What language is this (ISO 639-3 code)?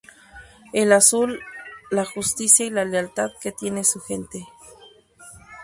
spa